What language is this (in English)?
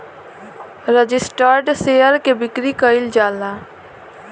Bhojpuri